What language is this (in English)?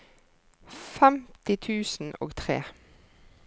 Norwegian